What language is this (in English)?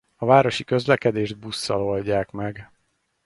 Hungarian